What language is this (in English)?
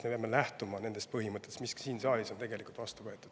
Estonian